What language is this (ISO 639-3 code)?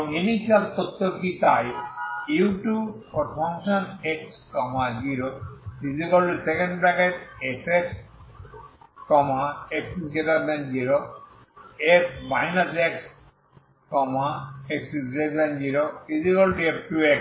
ben